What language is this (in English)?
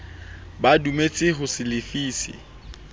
Southern Sotho